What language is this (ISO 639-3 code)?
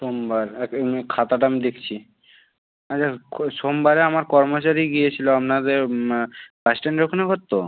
ben